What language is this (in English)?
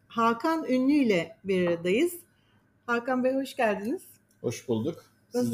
Turkish